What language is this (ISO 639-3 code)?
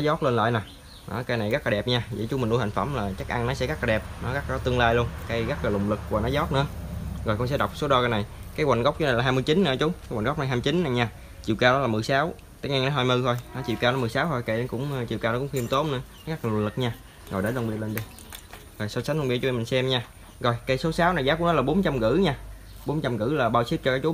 vie